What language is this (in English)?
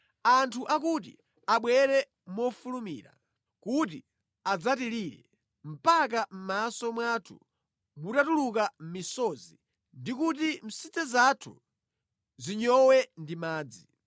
Nyanja